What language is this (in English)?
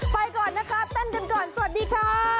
Thai